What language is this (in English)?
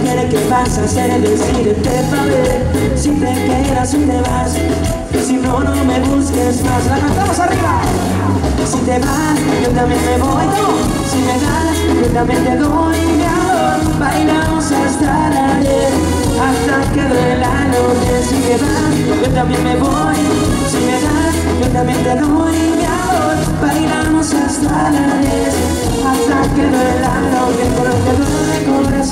Spanish